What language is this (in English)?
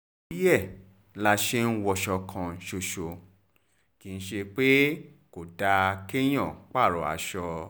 Yoruba